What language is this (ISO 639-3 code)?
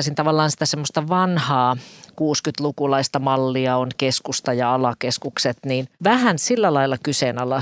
fin